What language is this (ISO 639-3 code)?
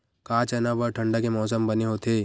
hne